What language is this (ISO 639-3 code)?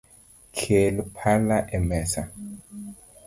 luo